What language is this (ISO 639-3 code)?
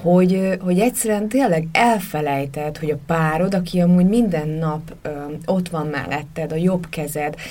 hun